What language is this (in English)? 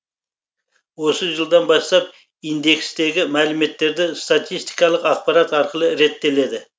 Kazakh